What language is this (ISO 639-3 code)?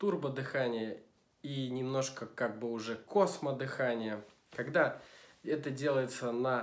rus